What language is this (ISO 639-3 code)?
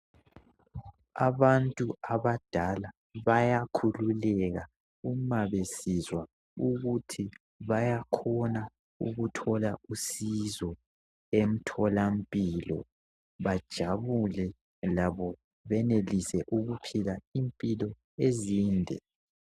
nde